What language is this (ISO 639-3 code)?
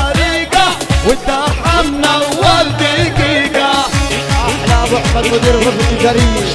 ara